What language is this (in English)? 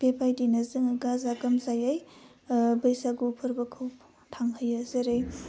Bodo